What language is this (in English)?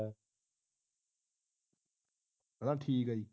Punjabi